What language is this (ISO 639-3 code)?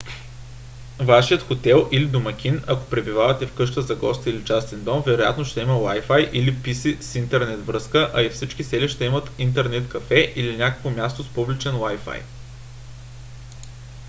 bul